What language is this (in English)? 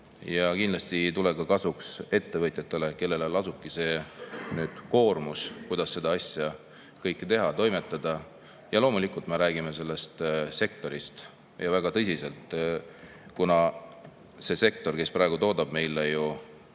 Estonian